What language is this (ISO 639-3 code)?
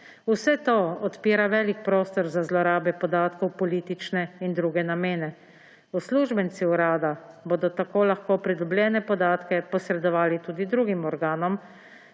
slv